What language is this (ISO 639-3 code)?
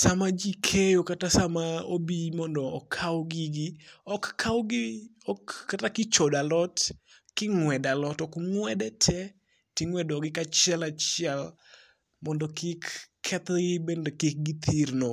luo